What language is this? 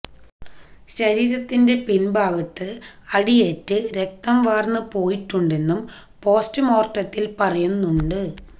Malayalam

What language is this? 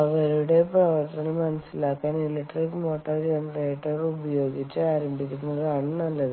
Malayalam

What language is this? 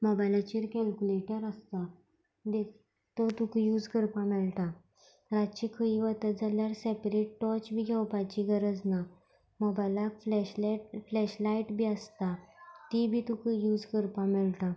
Konkani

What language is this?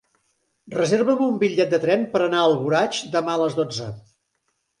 Catalan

